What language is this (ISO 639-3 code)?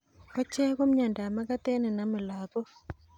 kln